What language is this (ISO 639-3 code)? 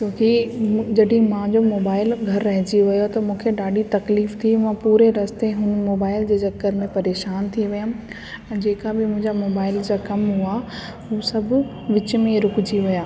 snd